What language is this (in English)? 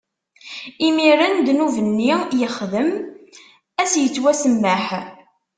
Kabyle